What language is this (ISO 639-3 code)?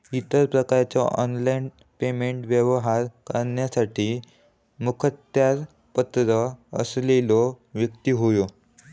mar